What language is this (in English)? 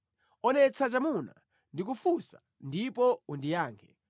Nyanja